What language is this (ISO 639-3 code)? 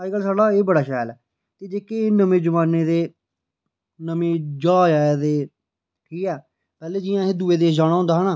doi